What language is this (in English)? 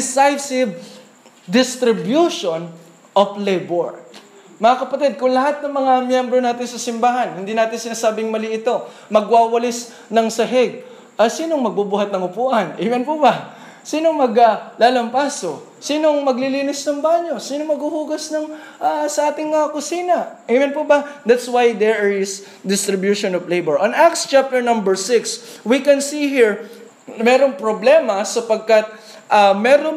Filipino